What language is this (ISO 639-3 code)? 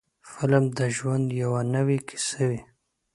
pus